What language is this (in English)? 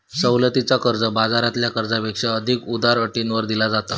Marathi